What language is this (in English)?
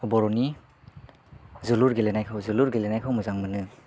Bodo